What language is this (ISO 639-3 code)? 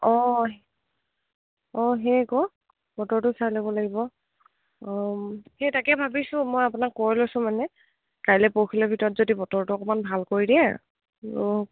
asm